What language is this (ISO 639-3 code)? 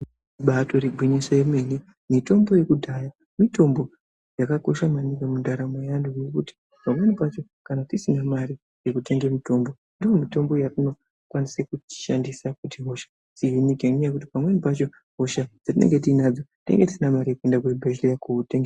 ndc